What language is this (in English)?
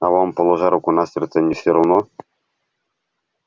Russian